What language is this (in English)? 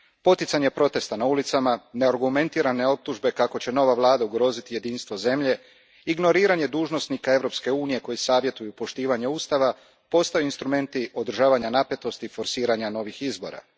Croatian